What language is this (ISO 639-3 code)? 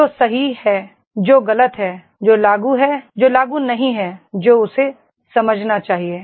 hin